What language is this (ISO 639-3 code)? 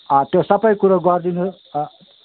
nep